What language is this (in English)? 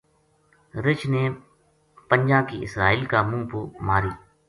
Gujari